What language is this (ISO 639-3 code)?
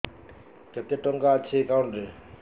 ori